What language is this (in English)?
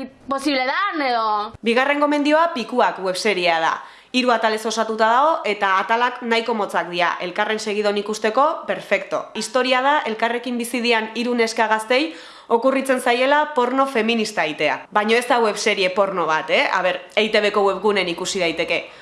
Basque